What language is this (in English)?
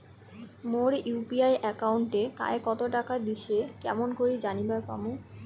Bangla